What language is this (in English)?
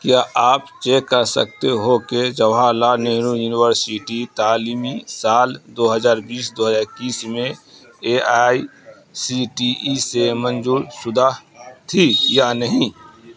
Urdu